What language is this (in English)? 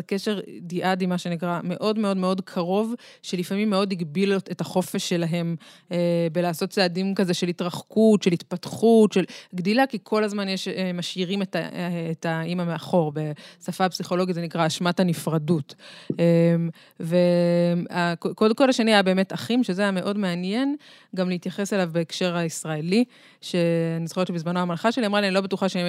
Hebrew